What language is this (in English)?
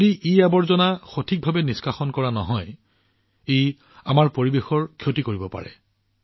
Assamese